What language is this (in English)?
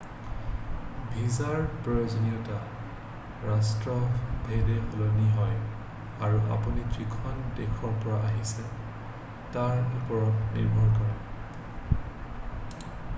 Assamese